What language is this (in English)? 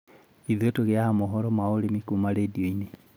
Kikuyu